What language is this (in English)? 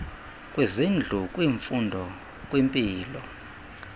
Xhosa